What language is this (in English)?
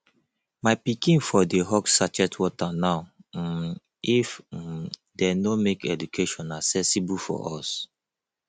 Nigerian Pidgin